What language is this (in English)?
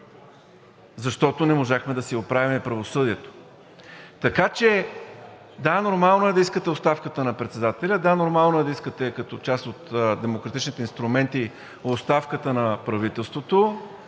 Bulgarian